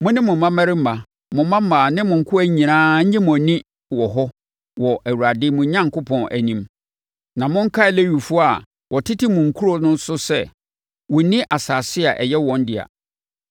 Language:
Akan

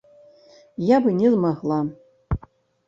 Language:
Belarusian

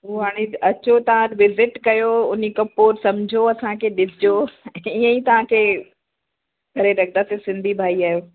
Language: Sindhi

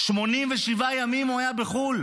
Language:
Hebrew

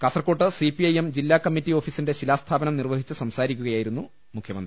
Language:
Malayalam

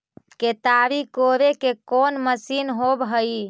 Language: Magahi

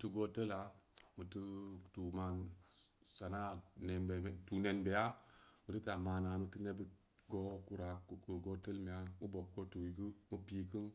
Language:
Samba Leko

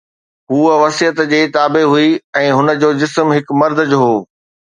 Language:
Sindhi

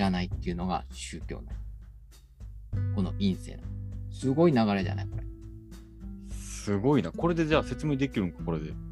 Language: Japanese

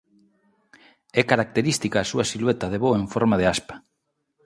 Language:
Galician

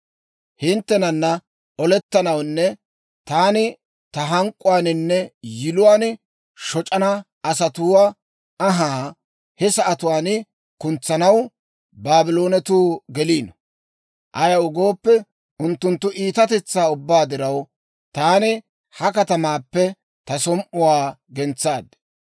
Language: Dawro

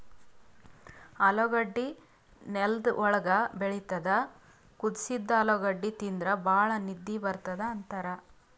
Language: Kannada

